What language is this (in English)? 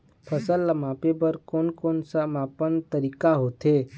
Chhattisgarhi